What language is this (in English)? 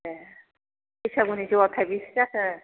Bodo